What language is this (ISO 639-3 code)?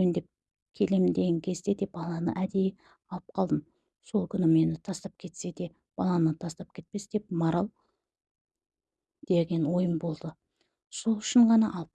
tur